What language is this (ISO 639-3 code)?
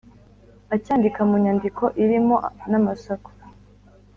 kin